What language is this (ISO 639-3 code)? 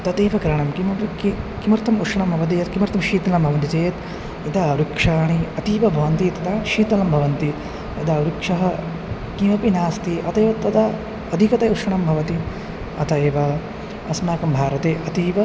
san